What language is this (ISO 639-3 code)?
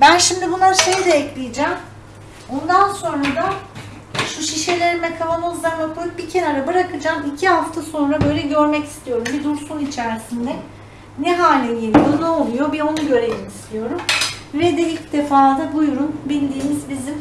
tur